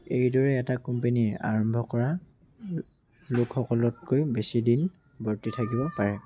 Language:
Assamese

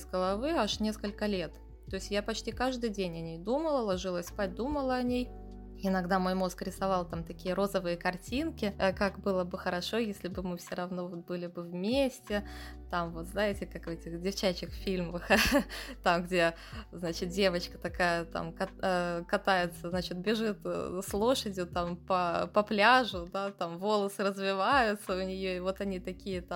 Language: Russian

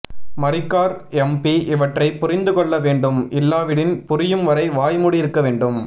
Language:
Tamil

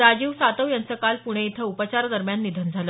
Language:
Marathi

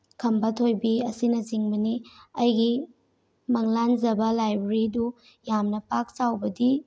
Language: Manipuri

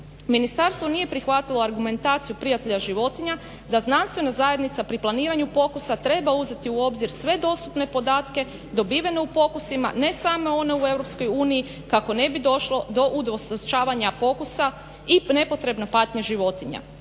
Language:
Croatian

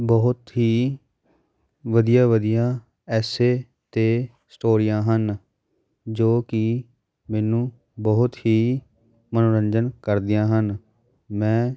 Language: Punjabi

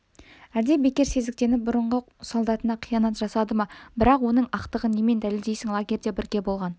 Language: Kazakh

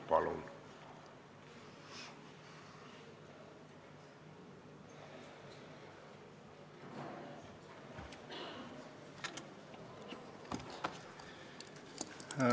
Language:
Estonian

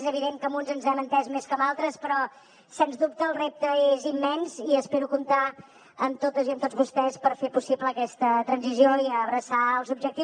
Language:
Catalan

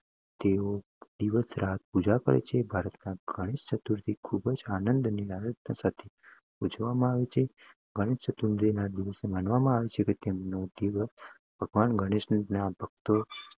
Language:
Gujarati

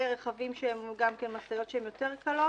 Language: Hebrew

